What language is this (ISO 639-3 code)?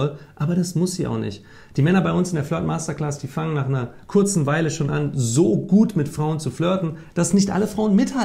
deu